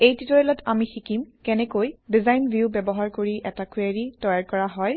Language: Assamese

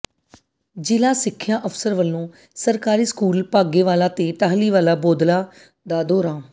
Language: Punjabi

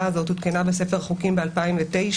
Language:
Hebrew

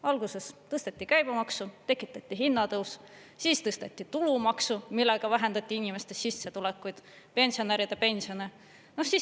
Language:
Estonian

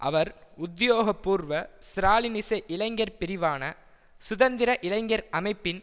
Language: Tamil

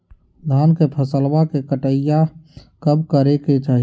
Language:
Magahi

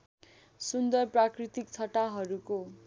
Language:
Nepali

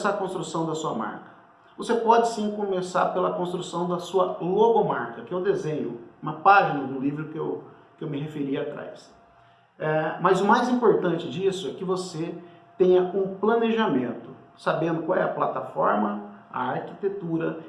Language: Portuguese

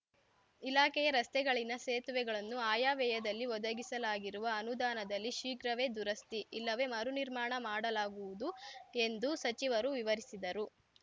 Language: Kannada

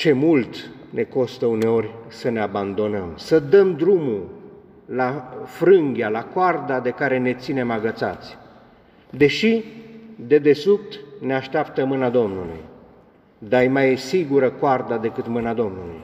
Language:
Romanian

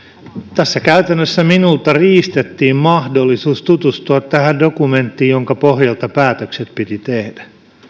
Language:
Finnish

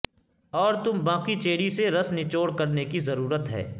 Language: Urdu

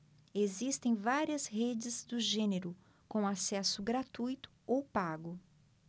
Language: Portuguese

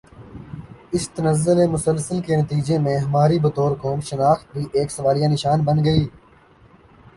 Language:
Urdu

